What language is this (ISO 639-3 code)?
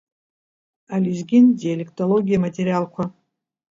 abk